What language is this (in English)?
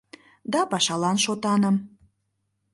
Mari